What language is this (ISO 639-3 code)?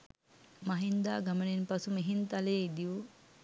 sin